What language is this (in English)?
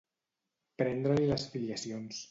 Catalan